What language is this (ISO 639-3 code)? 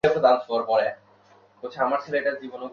ben